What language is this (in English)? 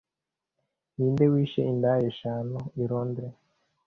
Kinyarwanda